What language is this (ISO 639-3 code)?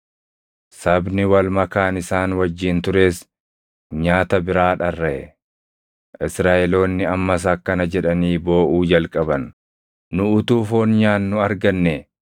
orm